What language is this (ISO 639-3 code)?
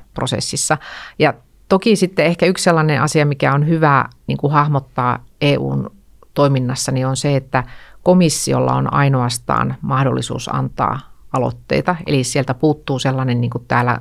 fin